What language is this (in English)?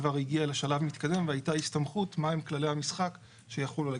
Hebrew